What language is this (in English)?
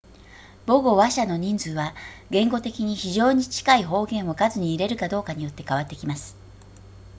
Japanese